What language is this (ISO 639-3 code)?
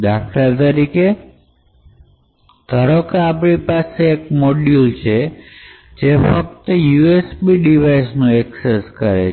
guj